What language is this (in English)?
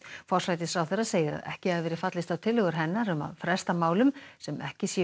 Icelandic